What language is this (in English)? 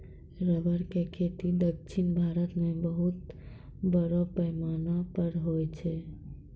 Maithili